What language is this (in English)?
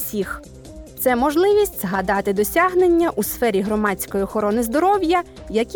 Ukrainian